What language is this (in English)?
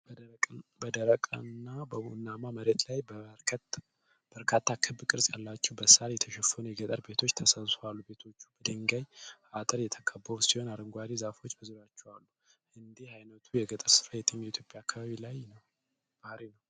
Amharic